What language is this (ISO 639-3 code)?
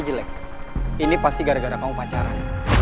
ind